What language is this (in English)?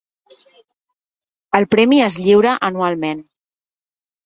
Catalan